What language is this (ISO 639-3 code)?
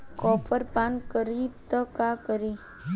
bho